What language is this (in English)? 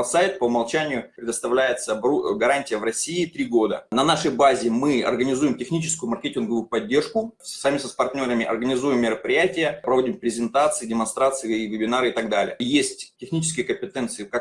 Russian